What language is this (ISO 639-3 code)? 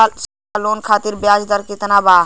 bho